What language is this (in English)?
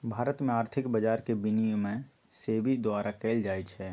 Magahi